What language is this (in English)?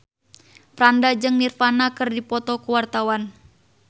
Sundanese